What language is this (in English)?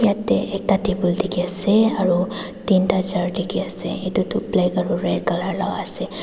Naga Pidgin